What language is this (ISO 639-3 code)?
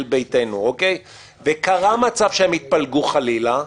heb